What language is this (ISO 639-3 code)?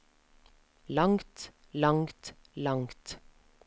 nor